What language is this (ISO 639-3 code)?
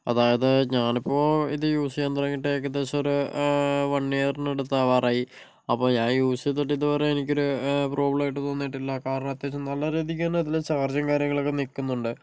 mal